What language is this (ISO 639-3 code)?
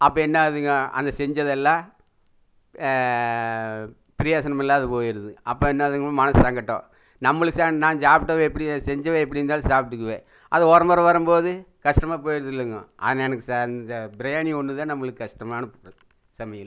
tam